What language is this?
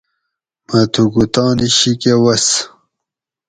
Gawri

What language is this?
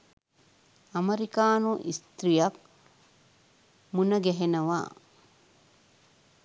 Sinhala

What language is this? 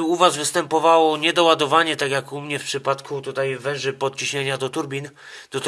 Polish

